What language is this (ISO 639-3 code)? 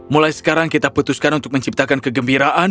ind